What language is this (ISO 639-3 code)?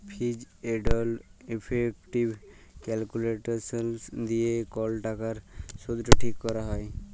ben